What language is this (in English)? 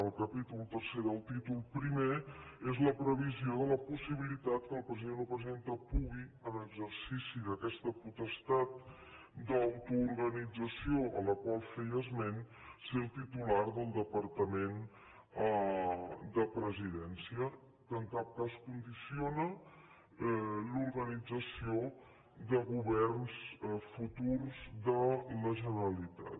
Catalan